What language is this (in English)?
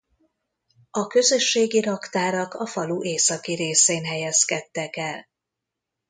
Hungarian